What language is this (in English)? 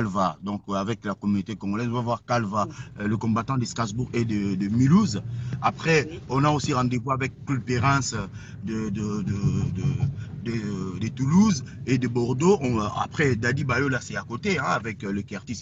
French